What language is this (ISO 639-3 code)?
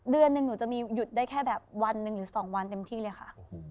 tha